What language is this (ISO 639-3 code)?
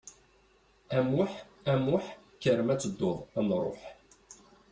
kab